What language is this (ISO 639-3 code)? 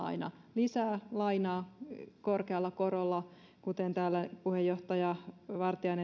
fin